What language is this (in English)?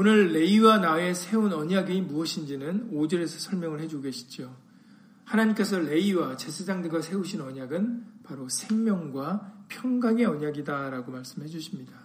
Korean